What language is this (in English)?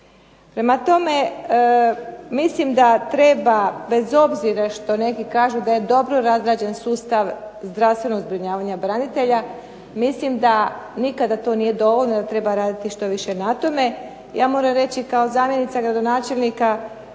Croatian